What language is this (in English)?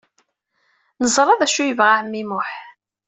Kabyle